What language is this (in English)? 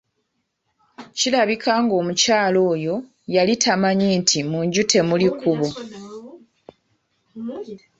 Ganda